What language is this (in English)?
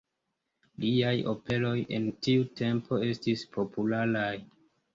Esperanto